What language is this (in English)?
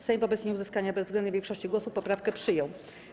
Polish